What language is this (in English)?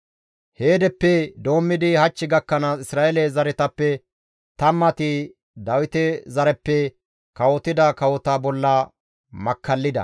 Gamo